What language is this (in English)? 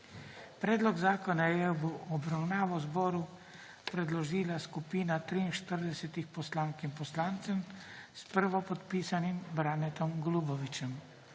Slovenian